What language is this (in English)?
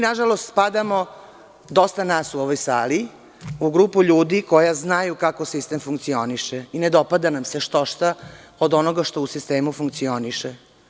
Serbian